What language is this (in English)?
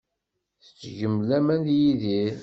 Kabyle